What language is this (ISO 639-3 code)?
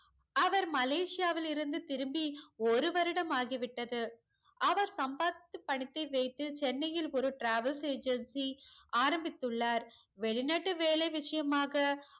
tam